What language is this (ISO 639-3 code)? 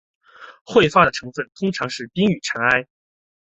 zho